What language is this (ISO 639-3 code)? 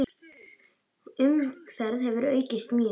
isl